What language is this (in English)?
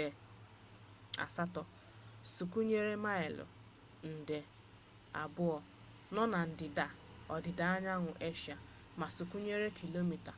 Igbo